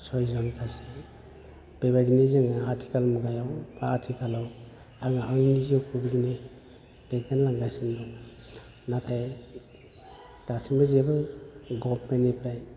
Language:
Bodo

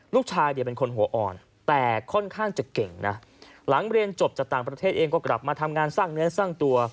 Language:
Thai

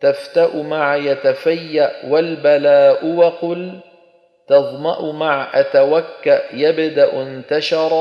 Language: Arabic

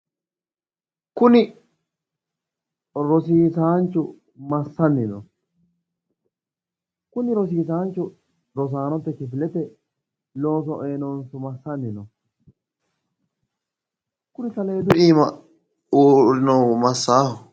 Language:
Sidamo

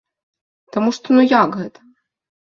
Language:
Belarusian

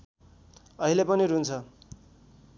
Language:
Nepali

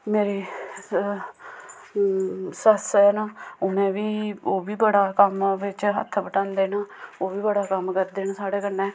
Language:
Dogri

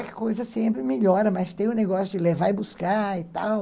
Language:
Portuguese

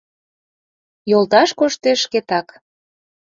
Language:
Mari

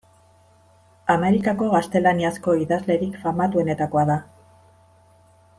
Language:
Basque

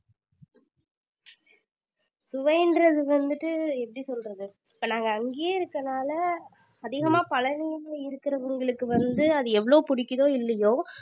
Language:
Tamil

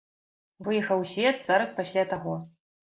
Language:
Belarusian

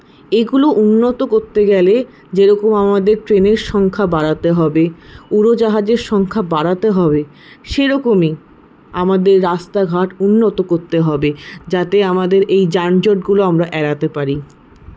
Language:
Bangla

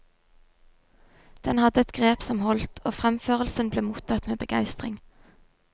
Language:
Norwegian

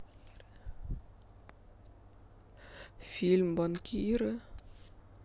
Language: Russian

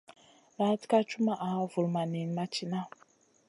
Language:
Masana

